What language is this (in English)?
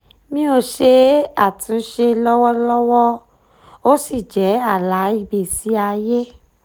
Yoruba